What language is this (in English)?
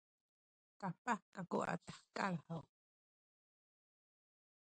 Sakizaya